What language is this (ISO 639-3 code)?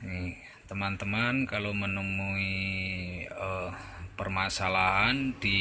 ind